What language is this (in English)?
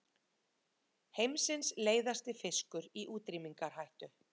Icelandic